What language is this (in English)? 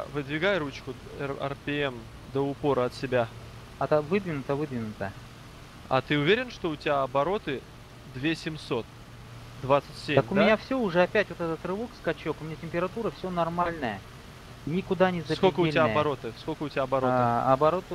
Russian